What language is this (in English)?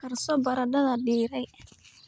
Somali